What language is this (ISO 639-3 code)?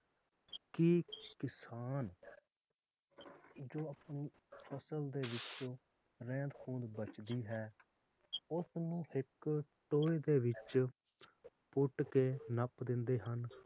pan